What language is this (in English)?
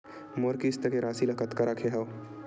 Chhattisgarhi